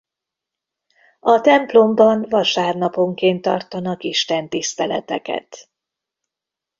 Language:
Hungarian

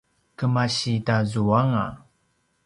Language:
Paiwan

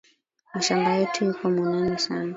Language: Swahili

